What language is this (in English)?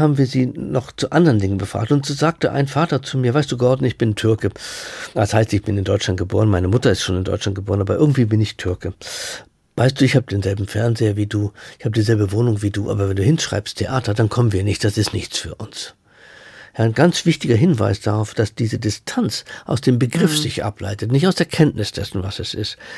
German